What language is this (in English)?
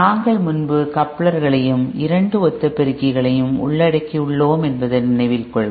Tamil